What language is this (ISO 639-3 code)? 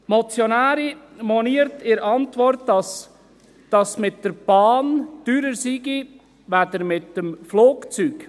gsw